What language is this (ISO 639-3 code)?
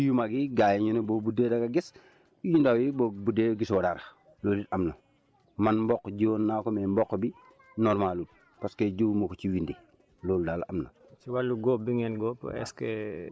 wol